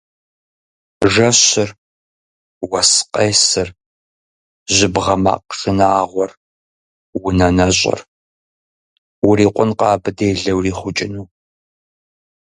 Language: Kabardian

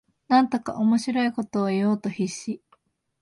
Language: Japanese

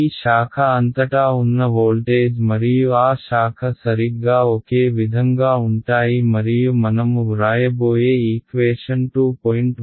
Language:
Telugu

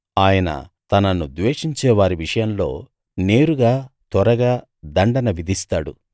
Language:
Telugu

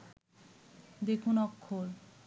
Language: Bangla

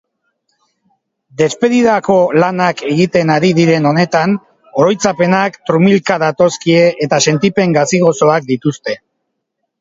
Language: Basque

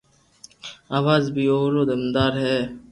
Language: Loarki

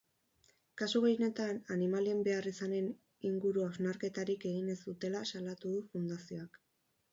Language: Basque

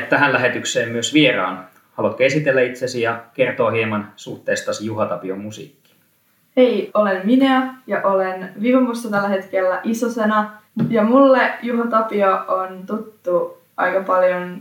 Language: Finnish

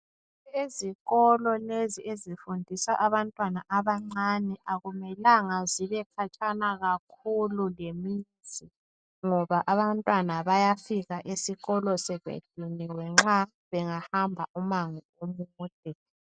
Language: North Ndebele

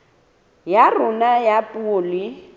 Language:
Southern Sotho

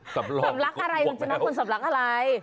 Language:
Thai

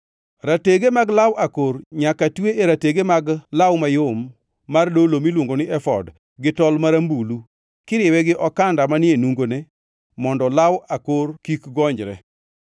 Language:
Luo (Kenya and Tanzania)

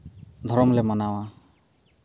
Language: Santali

